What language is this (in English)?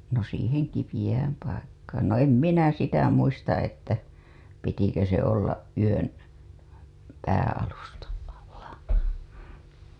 Finnish